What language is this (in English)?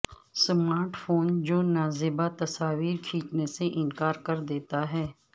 Urdu